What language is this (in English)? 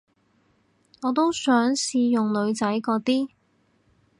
Cantonese